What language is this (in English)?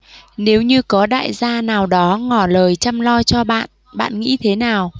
Vietnamese